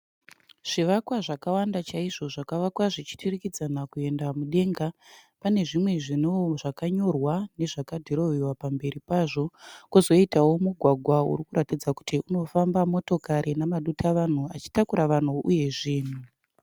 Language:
Shona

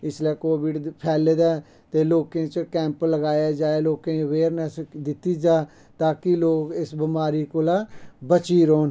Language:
Dogri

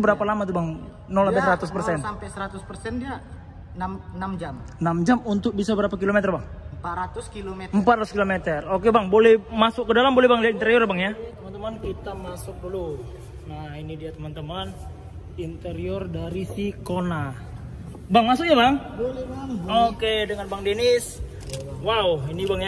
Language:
Indonesian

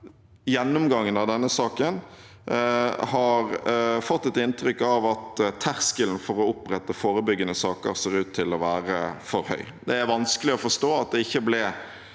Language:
Norwegian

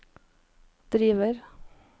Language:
Norwegian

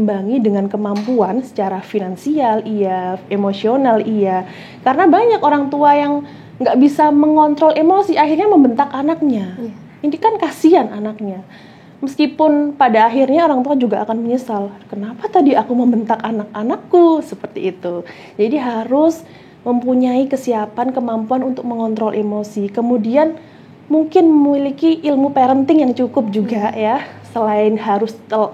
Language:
Indonesian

